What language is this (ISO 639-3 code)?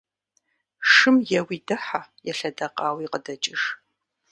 kbd